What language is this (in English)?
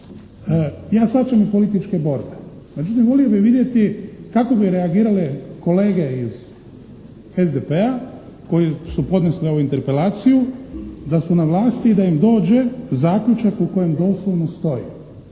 Croatian